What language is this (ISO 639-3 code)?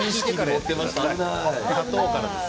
jpn